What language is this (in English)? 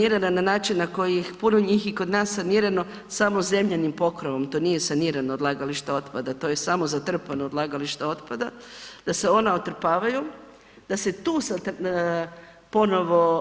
Croatian